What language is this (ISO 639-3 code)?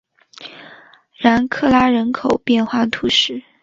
zho